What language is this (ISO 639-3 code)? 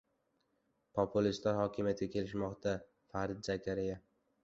uzb